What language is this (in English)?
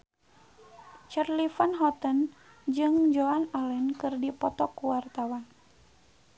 Sundanese